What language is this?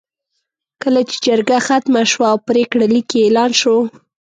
Pashto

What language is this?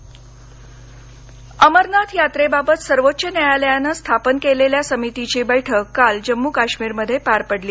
Marathi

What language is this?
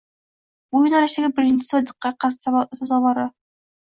Uzbek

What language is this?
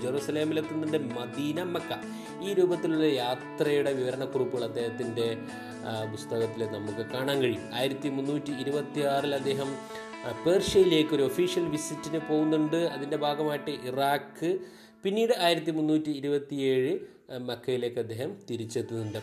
Malayalam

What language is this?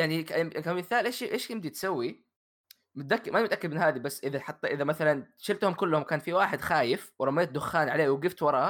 Arabic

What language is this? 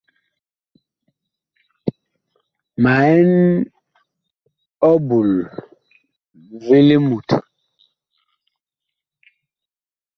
Bakoko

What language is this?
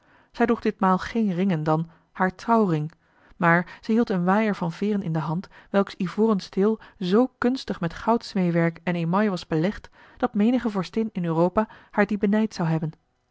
Dutch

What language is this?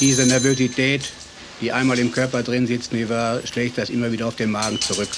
German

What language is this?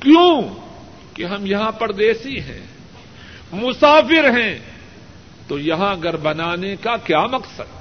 Urdu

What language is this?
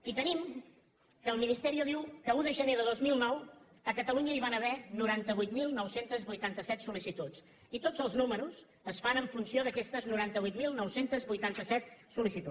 Catalan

